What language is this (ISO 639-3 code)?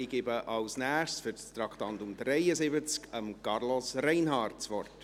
gsw